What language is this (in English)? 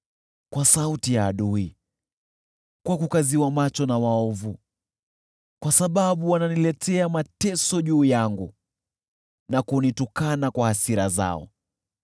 Swahili